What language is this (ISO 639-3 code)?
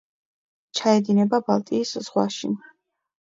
kat